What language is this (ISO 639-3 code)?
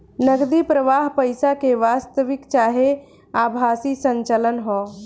bho